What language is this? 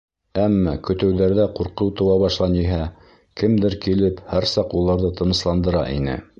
Bashkir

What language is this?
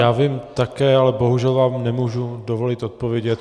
Czech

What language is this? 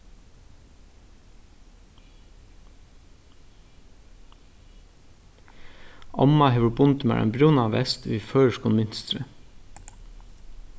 Faroese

